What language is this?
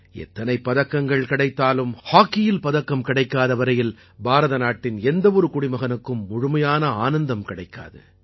Tamil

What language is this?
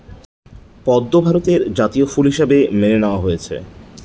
Bangla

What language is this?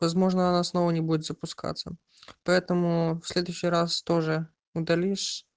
Russian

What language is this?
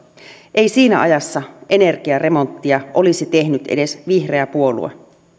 Finnish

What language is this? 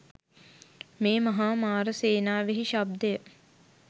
Sinhala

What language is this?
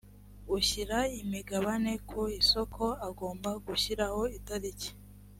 Kinyarwanda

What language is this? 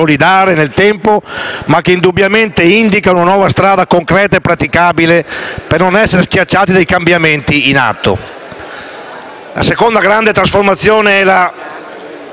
Italian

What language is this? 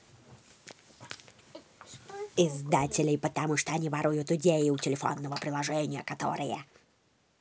Russian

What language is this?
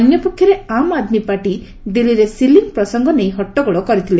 Odia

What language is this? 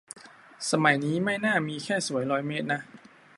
Thai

